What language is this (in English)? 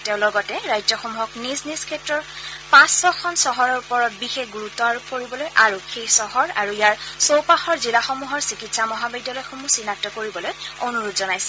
Assamese